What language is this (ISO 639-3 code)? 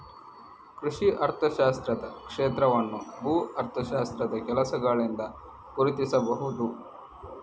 kan